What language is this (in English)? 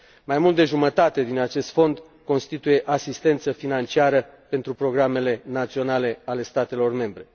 Romanian